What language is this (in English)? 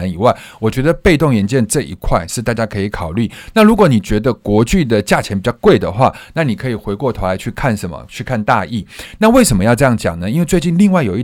Chinese